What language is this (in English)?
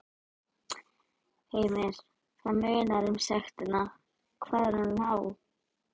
Icelandic